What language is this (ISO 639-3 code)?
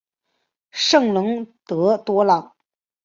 zho